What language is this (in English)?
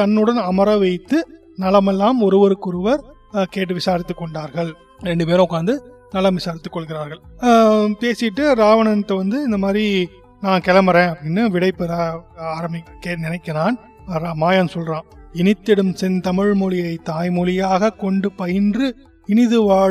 Tamil